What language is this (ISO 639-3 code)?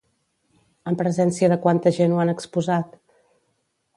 cat